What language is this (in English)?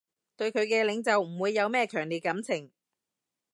Cantonese